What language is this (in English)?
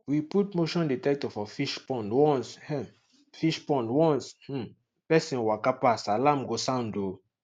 Nigerian Pidgin